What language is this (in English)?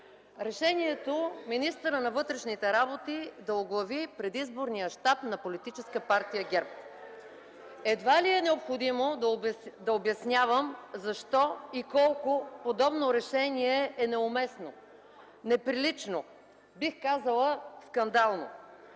Bulgarian